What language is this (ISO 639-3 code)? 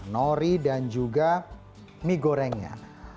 ind